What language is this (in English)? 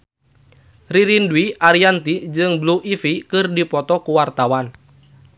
Sundanese